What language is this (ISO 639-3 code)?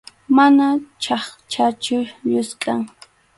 qxu